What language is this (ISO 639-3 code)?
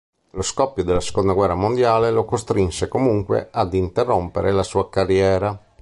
ita